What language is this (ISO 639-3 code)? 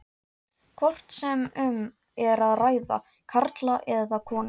isl